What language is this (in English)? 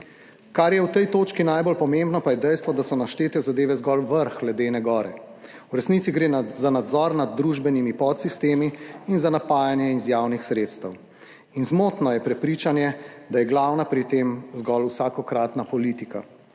Slovenian